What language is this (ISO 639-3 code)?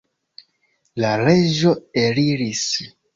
epo